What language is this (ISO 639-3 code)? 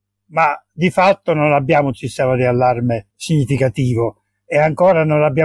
ita